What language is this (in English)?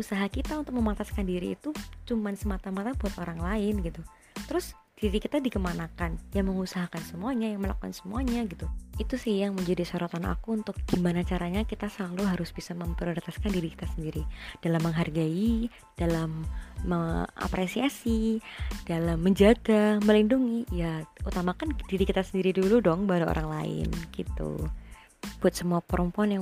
Indonesian